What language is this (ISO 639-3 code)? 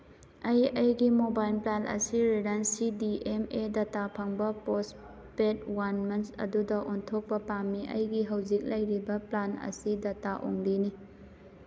mni